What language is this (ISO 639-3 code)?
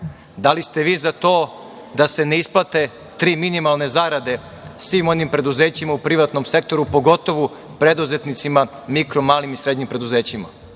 srp